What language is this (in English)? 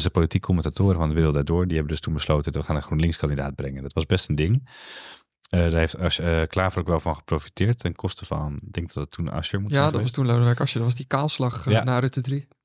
Dutch